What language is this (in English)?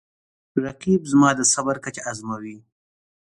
Pashto